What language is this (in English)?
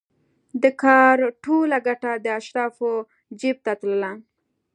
Pashto